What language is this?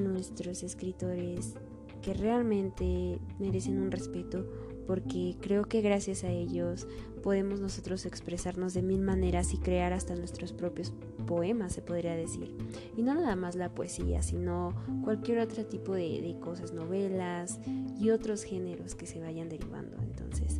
Spanish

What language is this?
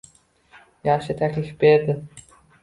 Uzbek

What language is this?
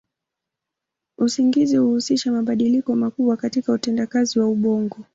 Swahili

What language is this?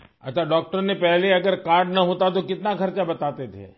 Urdu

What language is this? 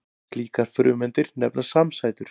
Icelandic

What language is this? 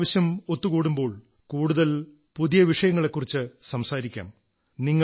Malayalam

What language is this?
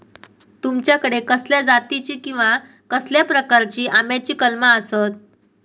Marathi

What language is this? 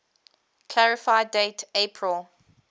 English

